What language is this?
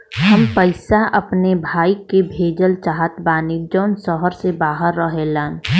Bhojpuri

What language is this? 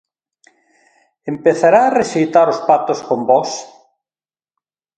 Galician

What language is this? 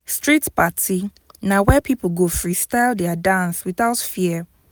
Nigerian Pidgin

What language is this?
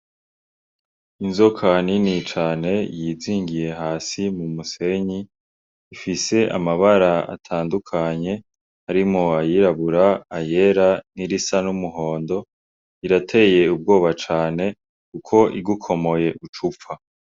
Rundi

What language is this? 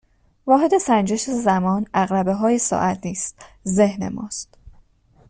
Persian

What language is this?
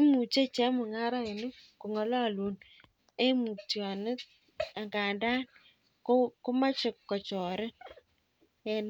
Kalenjin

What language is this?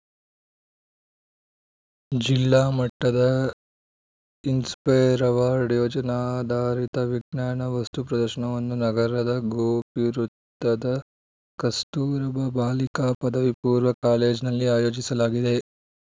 Kannada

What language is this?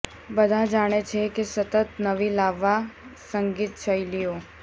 Gujarati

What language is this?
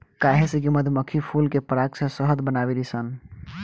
Bhojpuri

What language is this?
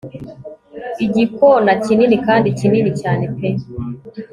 Kinyarwanda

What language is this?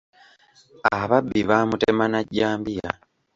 Ganda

